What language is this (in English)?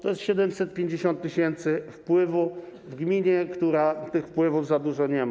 Polish